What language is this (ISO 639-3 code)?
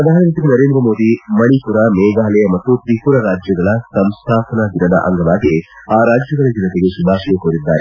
kan